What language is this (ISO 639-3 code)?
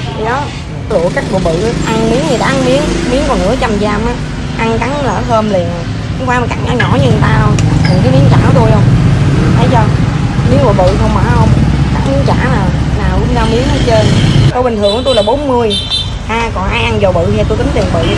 vie